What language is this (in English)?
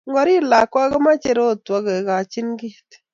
Kalenjin